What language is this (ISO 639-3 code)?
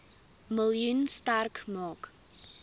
afr